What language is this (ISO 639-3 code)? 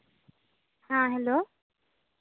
sat